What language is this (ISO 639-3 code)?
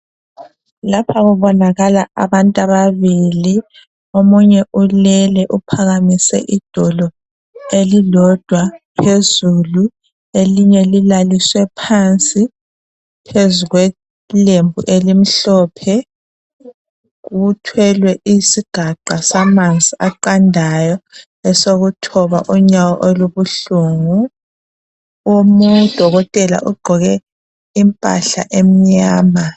nde